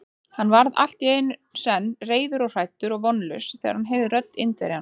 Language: Icelandic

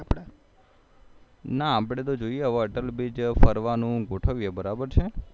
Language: Gujarati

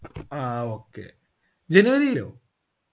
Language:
Malayalam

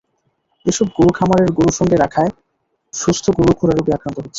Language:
Bangla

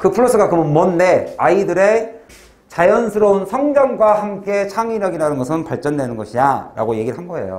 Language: Korean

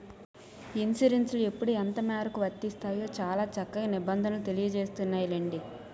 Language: Telugu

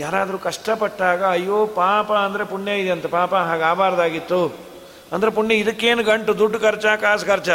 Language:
Kannada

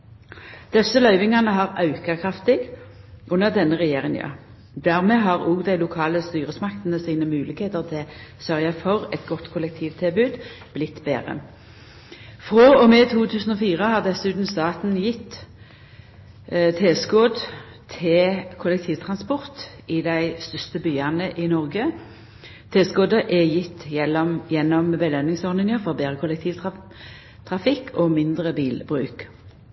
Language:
Norwegian Nynorsk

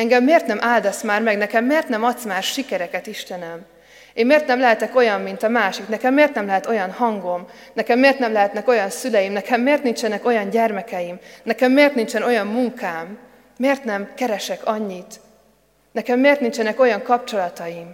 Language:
Hungarian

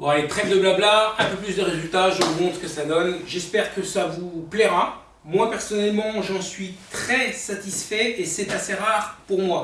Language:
French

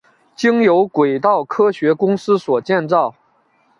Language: Chinese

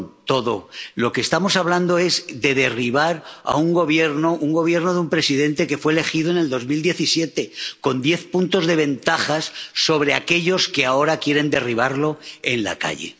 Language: Spanish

